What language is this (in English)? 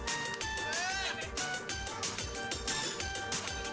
Indonesian